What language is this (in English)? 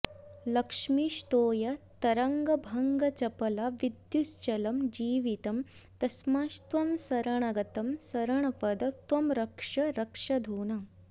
Sanskrit